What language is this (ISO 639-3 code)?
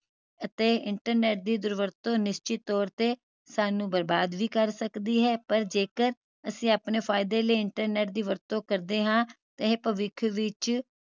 pan